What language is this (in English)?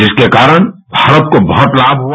Hindi